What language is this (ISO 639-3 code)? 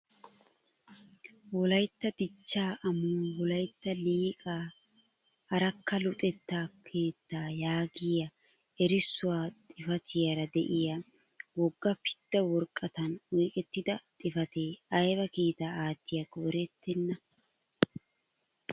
wal